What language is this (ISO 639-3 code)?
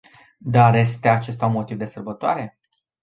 ron